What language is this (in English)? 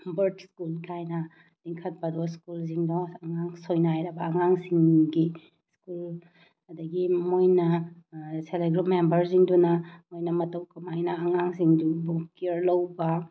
Manipuri